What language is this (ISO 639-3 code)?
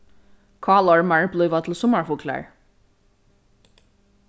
fao